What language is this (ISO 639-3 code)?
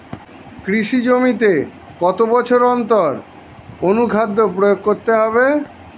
ben